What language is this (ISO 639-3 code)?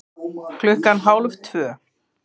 isl